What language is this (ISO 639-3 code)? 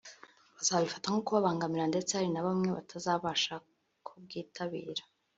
kin